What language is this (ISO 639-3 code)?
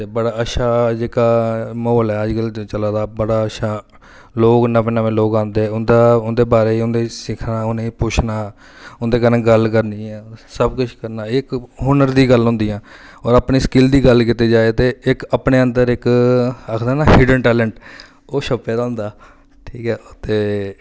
doi